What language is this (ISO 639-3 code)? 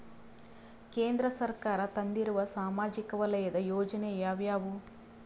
kan